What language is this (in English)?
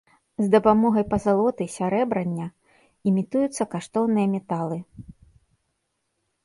Belarusian